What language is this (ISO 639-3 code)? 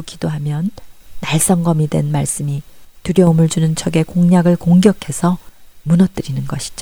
kor